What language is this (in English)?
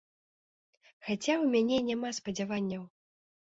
Belarusian